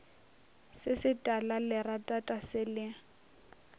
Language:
Northern Sotho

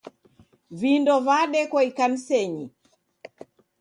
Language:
Taita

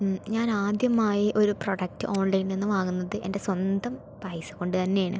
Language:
Malayalam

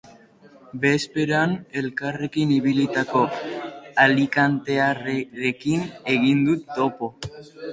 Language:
Basque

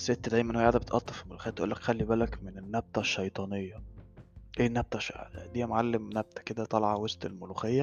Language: Arabic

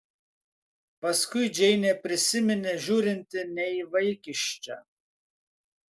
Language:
Lithuanian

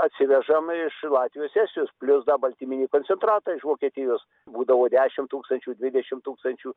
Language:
Lithuanian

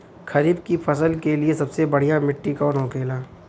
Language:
Bhojpuri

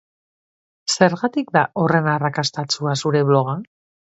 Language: Basque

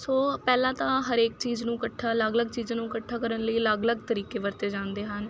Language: Punjabi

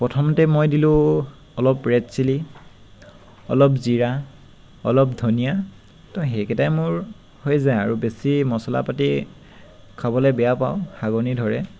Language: Assamese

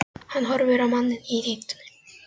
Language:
Icelandic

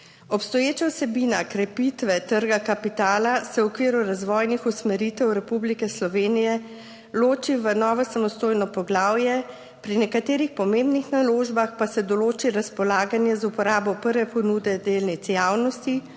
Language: Slovenian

